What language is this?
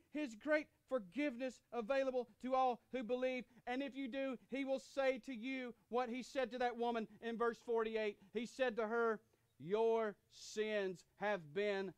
English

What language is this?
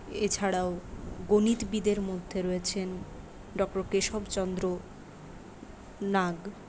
Bangla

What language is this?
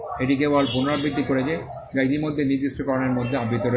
Bangla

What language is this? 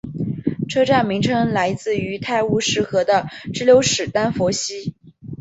Chinese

